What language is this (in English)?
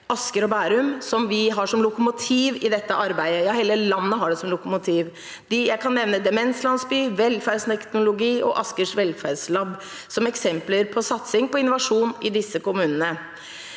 Norwegian